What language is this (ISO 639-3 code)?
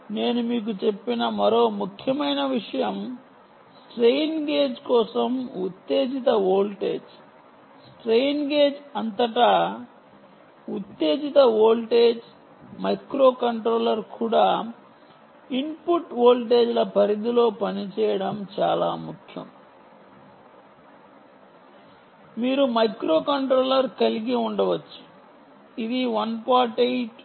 tel